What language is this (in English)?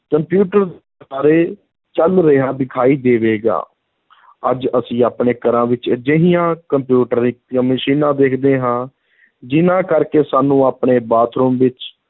Punjabi